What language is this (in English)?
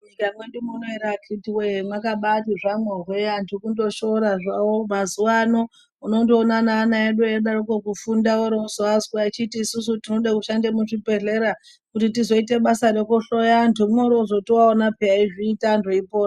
Ndau